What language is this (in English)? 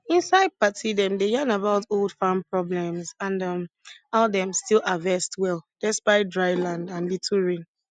Nigerian Pidgin